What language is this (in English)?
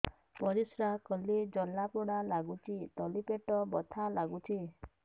Odia